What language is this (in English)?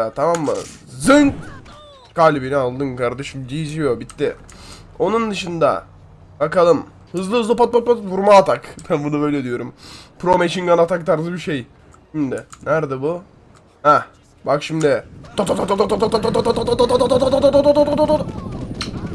Turkish